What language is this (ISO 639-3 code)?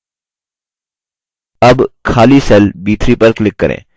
hin